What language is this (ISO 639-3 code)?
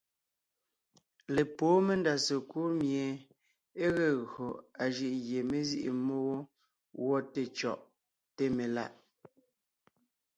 nnh